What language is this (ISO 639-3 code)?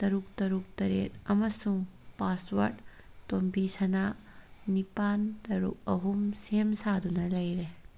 mni